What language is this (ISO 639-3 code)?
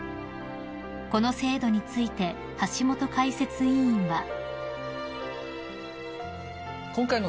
jpn